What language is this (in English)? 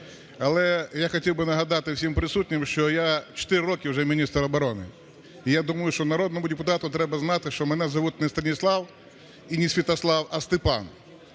Ukrainian